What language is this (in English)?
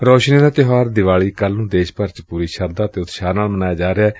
Punjabi